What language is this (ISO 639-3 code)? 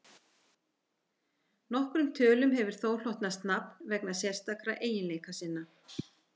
isl